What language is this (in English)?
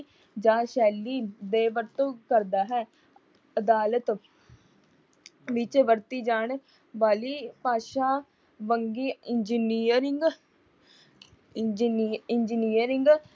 Punjabi